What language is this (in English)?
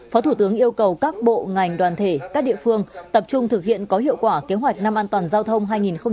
Vietnamese